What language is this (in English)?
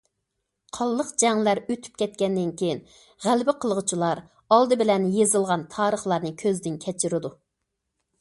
Uyghur